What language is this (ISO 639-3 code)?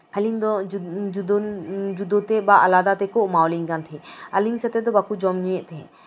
sat